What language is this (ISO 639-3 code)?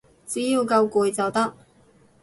yue